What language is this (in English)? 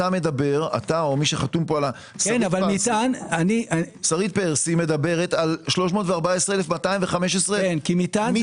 Hebrew